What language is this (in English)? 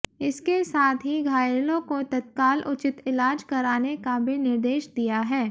Hindi